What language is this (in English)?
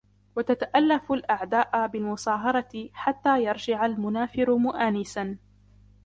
Arabic